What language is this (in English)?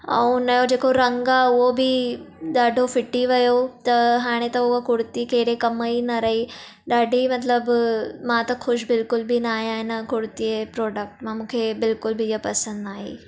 Sindhi